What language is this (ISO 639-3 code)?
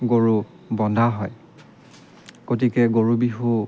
asm